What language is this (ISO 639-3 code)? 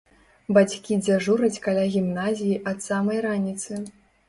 bel